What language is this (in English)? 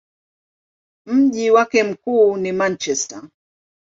Swahili